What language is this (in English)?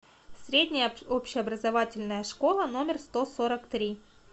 Russian